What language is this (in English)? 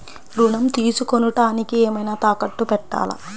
Telugu